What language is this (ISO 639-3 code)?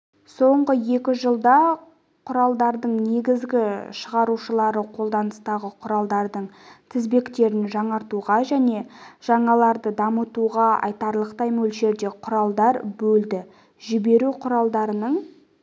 kaz